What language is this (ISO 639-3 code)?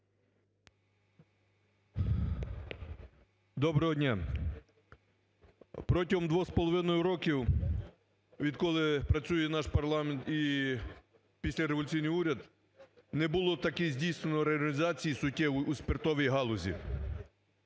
ukr